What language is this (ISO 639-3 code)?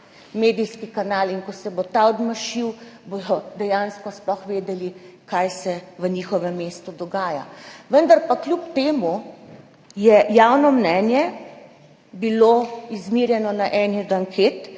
slv